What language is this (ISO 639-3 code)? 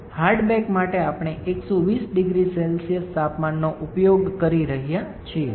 guj